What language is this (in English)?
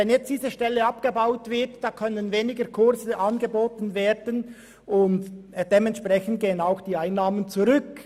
Swiss German